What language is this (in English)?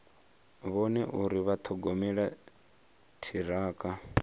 Venda